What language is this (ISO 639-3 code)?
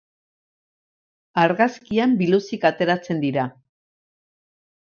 eus